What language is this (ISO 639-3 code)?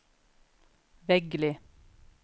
nor